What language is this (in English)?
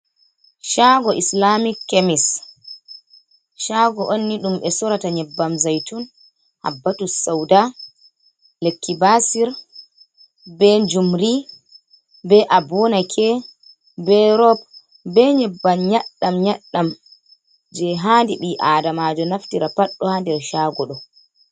Fula